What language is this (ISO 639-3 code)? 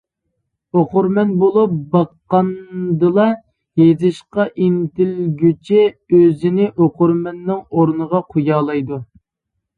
uig